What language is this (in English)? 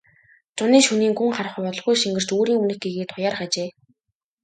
Mongolian